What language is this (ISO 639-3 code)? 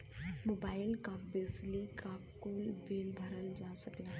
bho